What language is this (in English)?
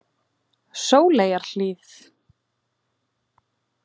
Icelandic